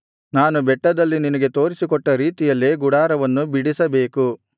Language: Kannada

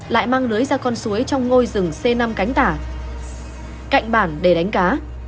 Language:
Vietnamese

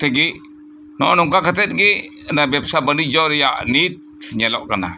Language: Santali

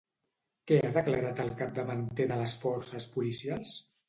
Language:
Catalan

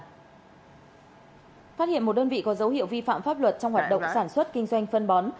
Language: Vietnamese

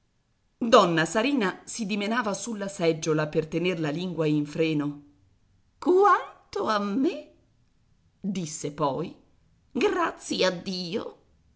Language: Italian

